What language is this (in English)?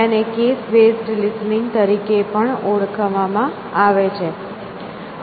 Gujarati